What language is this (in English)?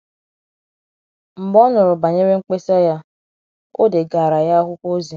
Igbo